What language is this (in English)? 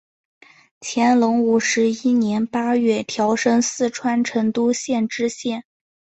Chinese